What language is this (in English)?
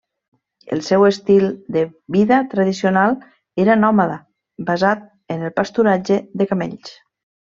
Catalan